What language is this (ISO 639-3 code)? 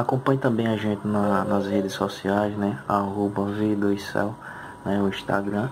por